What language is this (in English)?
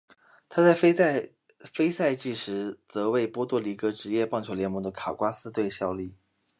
Chinese